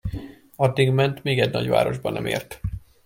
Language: Hungarian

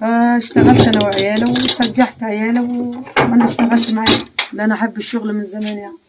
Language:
Arabic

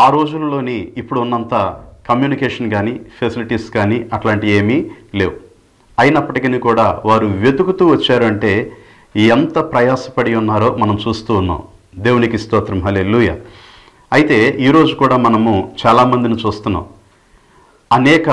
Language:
Telugu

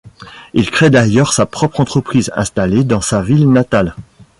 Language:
French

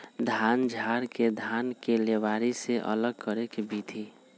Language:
Magahi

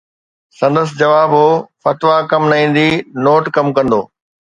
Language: Sindhi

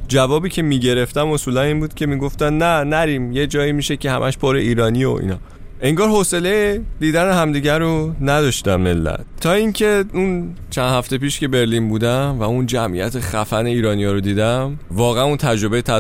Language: Persian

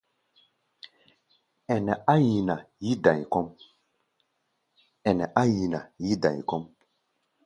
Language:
Gbaya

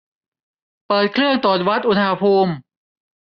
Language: Thai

